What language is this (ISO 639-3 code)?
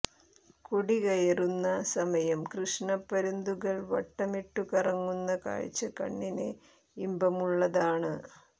mal